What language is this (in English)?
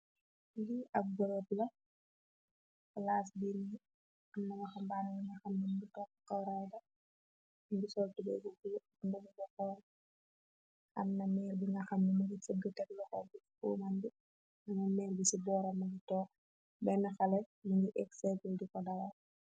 Wolof